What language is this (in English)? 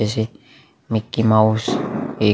Hindi